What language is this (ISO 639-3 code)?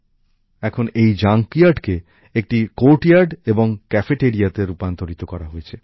ben